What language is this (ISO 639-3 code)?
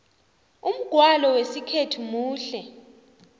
nbl